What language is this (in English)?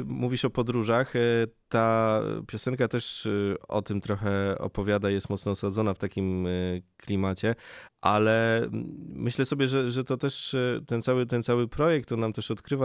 Polish